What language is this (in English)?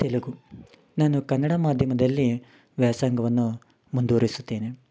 Kannada